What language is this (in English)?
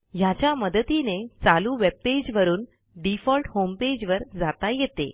Marathi